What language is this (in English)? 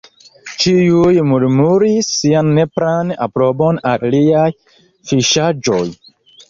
Esperanto